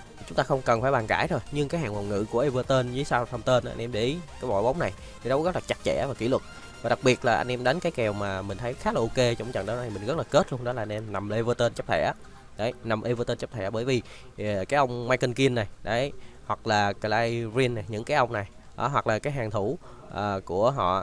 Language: Vietnamese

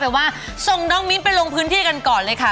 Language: Thai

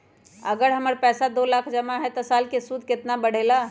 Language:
Magahi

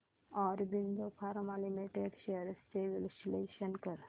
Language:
Marathi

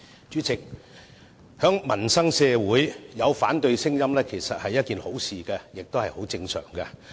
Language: Cantonese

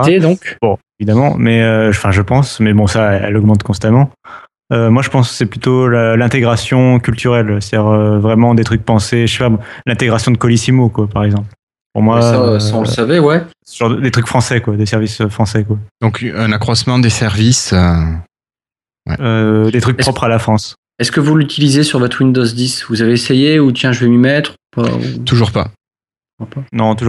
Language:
French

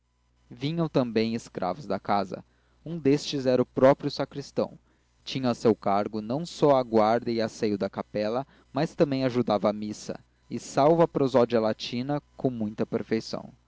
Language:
Portuguese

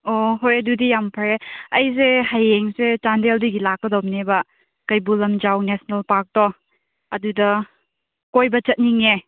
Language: Manipuri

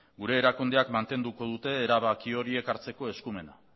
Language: Basque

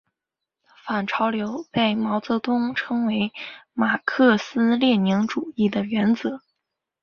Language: Chinese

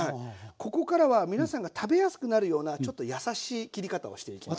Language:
Japanese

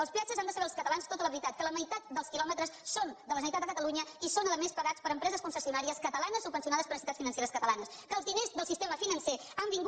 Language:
Catalan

